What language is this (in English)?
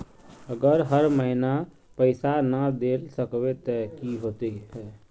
Magahi